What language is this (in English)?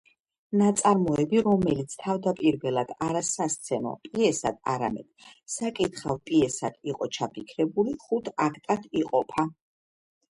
Georgian